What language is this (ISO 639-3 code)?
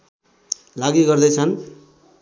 nep